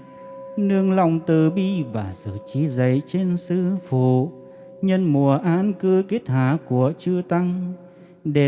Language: Vietnamese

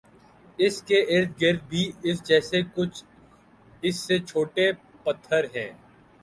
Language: Urdu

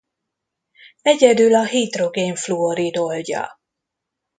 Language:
Hungarian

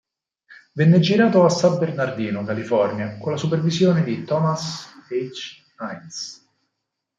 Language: Italian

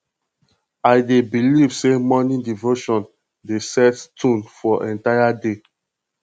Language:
Nigerian Pidgin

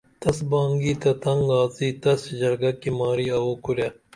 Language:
Dameli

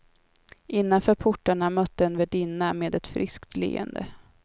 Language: Swedish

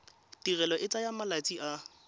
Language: Tswana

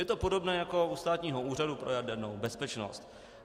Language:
Czech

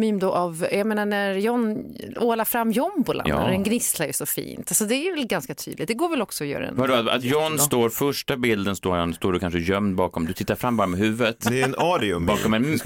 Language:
Swedish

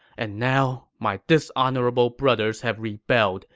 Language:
English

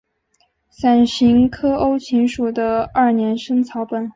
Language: Chinese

